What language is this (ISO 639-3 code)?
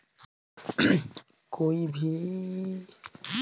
hne